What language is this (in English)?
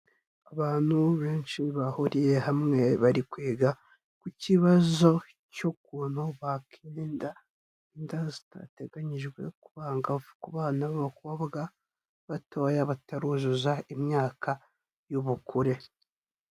Kinyarwanda